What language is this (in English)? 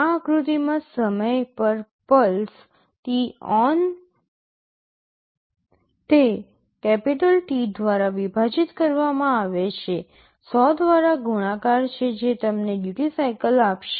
Gujarati